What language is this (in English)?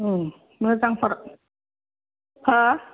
Bodo